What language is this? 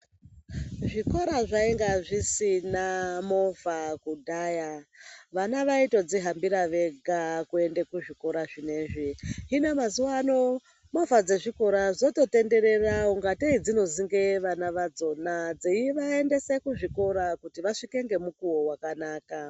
Ndau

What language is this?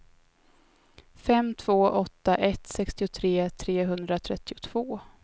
Swedish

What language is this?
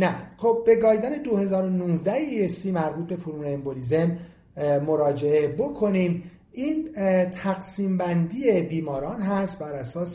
Persian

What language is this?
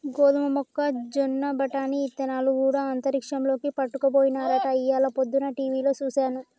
Telugu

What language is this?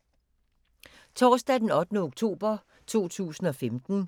Danish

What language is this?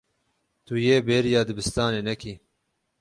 Kurdish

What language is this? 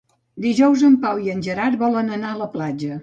Catalan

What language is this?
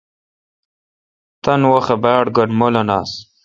Kalkoti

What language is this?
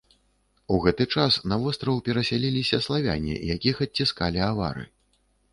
Belarusian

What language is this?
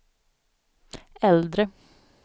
Swedish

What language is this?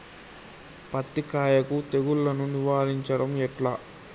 Telugu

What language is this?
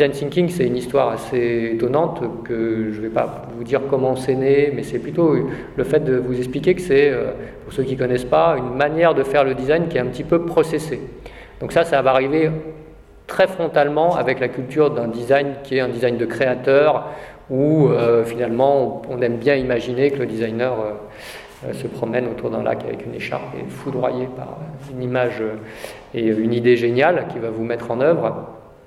French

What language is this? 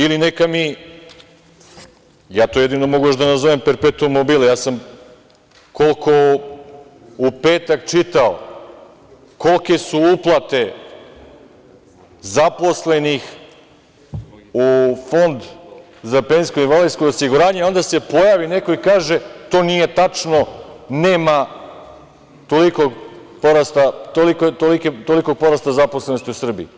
Serbian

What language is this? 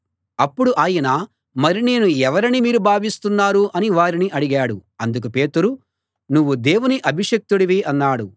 Telugu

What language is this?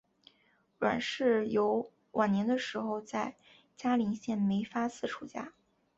Chinese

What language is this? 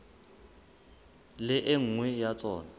Southern Sotho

